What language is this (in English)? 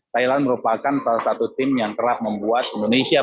Indonesian